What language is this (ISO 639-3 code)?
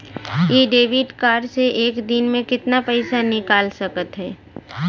bho